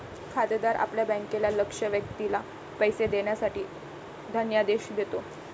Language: Marathi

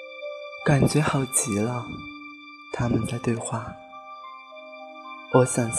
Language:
Chinese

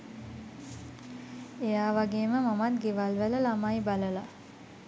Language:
Sinhala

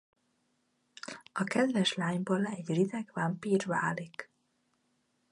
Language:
Hungarian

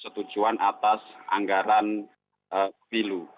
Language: Indonesian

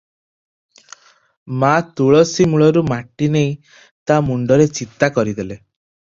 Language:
Odia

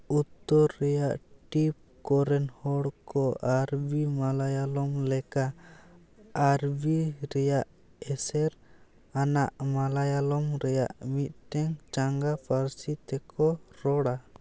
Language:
Santali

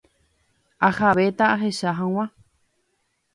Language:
Guarani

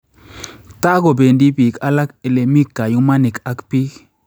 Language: Kalenjin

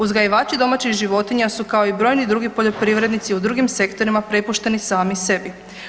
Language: Croatian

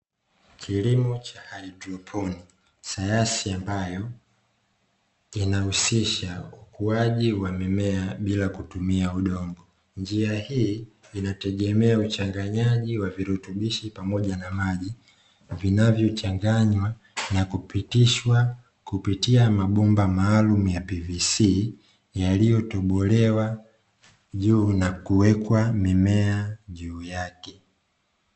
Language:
Swahili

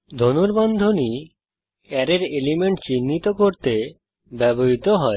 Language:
Bangla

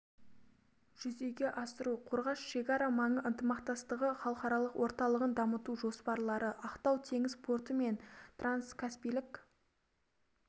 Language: Kazakh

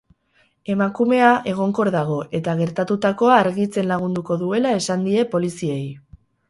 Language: Basque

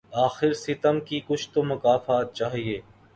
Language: Urdu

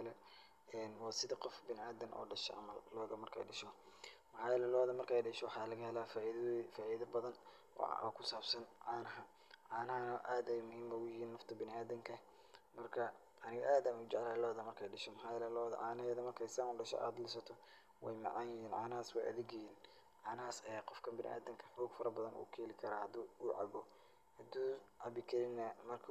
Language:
Somali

